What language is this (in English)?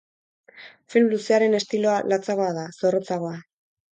Basque